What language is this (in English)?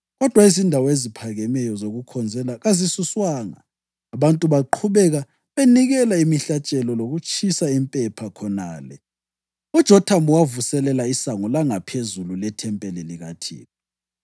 North Ndebele